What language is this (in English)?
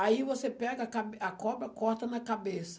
Portuguese